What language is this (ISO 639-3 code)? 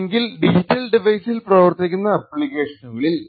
mal